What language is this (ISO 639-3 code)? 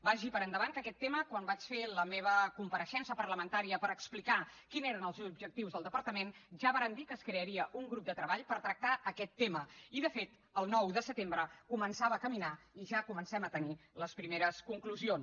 cat